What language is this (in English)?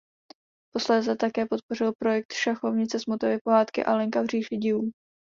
Czech